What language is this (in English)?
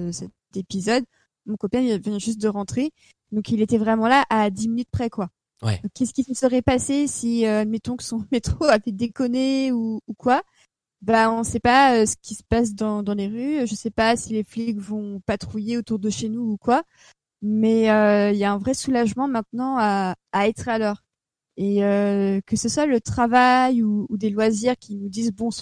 French